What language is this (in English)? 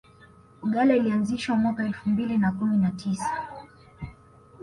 Swahili